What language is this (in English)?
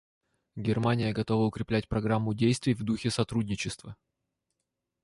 Russian